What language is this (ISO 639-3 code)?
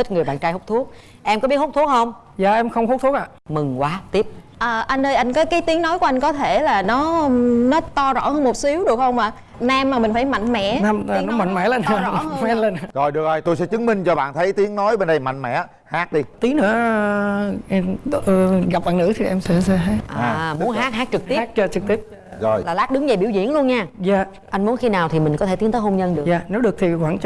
vie